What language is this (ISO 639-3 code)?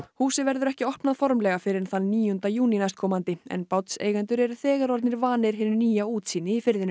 isl